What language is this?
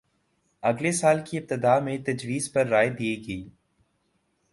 Urdu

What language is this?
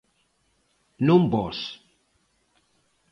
Galician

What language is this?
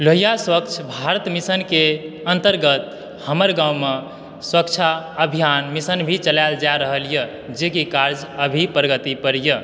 Maithili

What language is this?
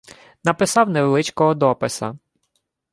Ukrainian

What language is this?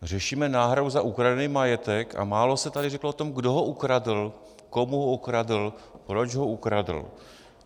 Czech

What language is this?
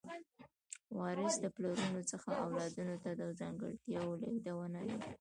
Pashto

